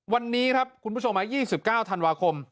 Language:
Thai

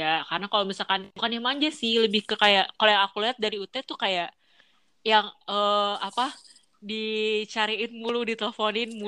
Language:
Indonesian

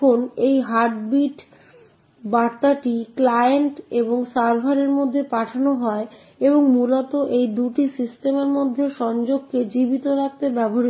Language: Bangla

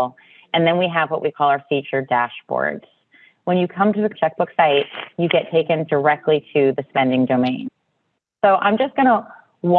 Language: English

